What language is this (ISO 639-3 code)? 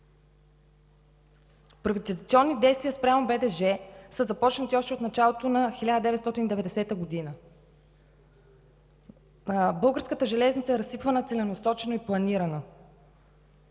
bul